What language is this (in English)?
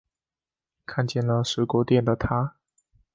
Chinese